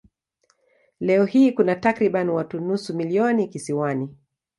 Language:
Swahili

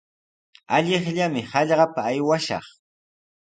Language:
Sihuas Ancash Quechua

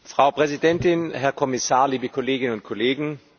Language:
German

